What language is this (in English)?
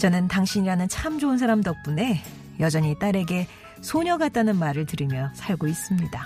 Korean